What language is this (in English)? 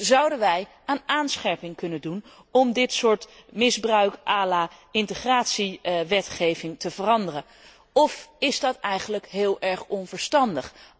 Dutch